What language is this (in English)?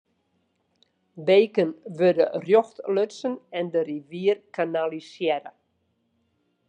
Western Frisian